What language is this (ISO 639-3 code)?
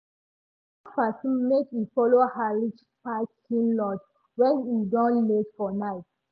pcm